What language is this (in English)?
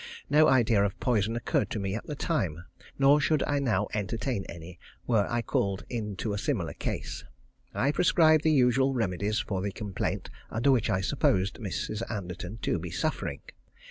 English